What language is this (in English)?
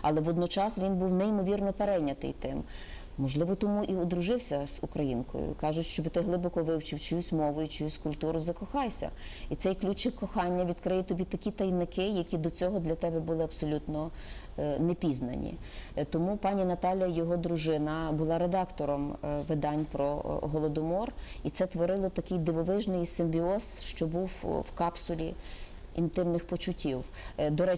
Ukrainian